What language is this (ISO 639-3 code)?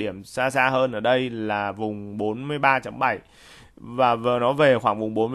vie